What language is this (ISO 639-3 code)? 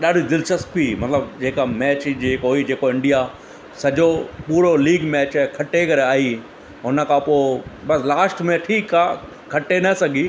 snd